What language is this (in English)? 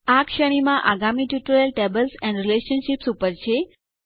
Gujarati